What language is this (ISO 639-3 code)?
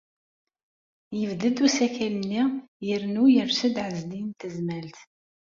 kab